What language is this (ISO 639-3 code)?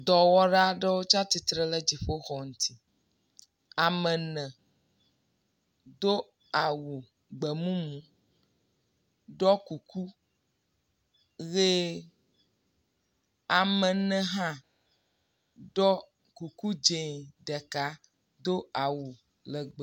ewe